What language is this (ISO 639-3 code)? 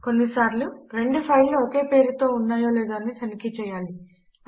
tel